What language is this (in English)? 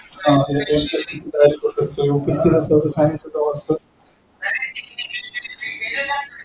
Marathi